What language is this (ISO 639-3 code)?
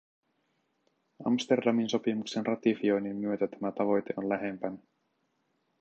fin